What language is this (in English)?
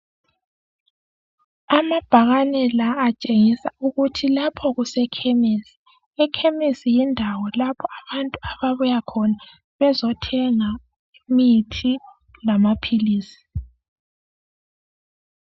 North Ndebele